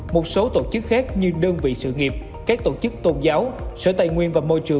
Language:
Vietnamese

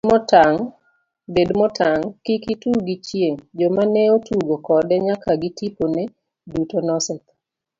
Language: Luo (Kenya and Tanzania)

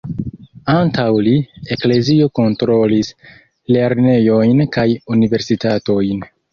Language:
Esperanto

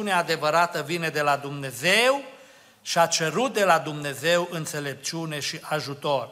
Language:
Romanian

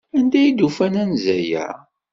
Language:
Kabyle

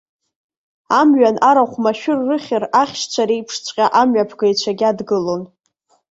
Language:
Abkhazian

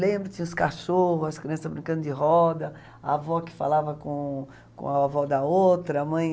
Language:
Portuguese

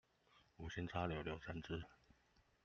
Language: Chinese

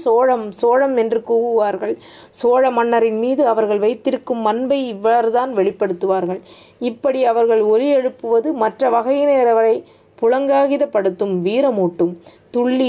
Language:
Tamil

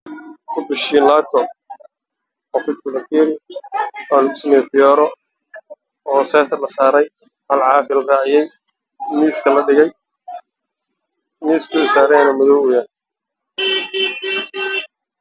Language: Somali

